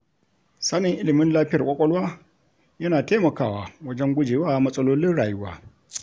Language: Hausa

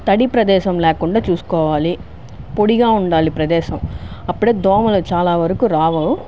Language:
Telugu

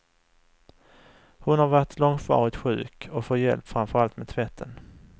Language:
Swedish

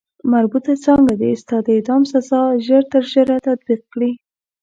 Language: Pashto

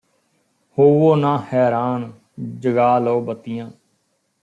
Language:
Punjabi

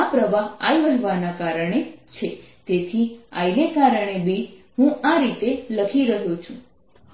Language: Gujarati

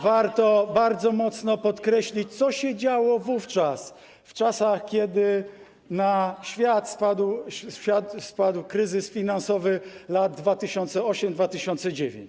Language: Polish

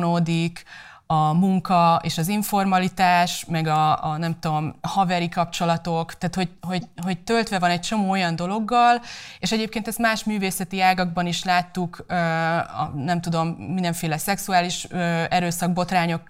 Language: Hungarian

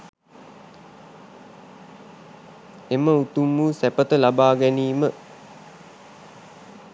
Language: Sinhala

